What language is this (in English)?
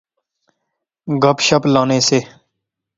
Pahari-Potwari